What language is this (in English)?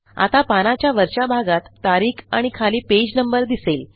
Marathi